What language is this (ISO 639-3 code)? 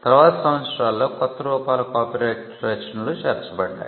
tel